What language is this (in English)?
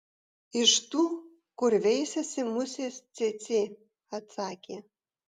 Lithuanian